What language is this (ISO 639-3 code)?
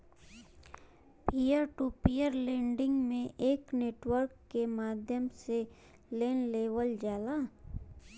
bho